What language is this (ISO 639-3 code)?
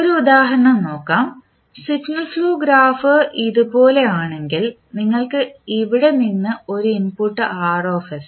mal